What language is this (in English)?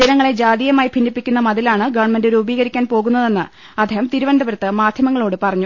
Malayalam